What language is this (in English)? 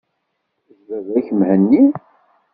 Kabyle